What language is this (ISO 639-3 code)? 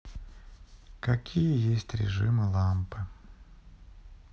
rus